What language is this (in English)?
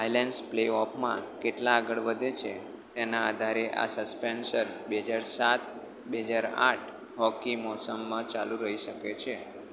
Gujarati